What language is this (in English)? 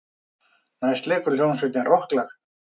Icelandic